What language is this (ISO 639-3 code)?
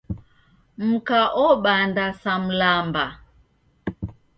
dav